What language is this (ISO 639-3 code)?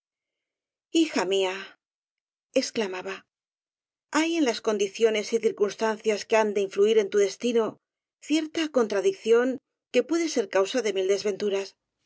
spa